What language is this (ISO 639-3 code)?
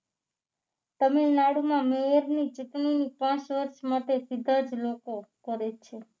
guj